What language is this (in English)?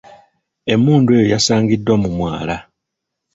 Ganda